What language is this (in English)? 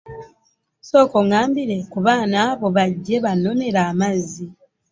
Ganda